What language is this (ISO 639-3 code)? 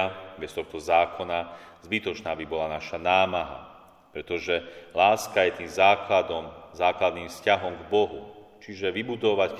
slk